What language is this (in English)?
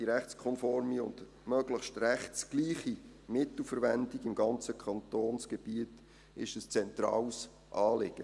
Swiss German